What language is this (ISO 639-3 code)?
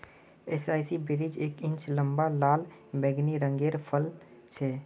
mag